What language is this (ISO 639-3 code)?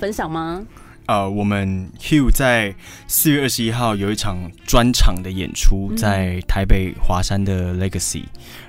zho